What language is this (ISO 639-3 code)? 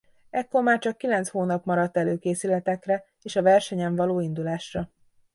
hun